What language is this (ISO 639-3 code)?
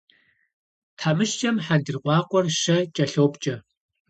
kbd